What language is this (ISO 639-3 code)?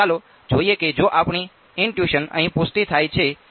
guj